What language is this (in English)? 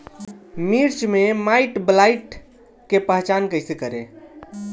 Bhojpuri